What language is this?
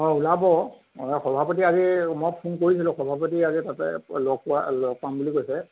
Assamese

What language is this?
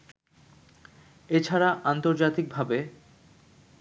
Bangla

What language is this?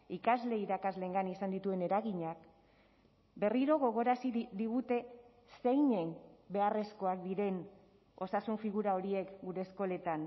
Basque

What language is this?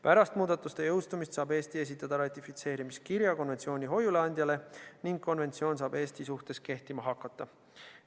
Estonian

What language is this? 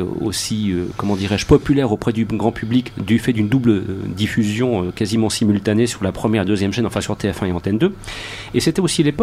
French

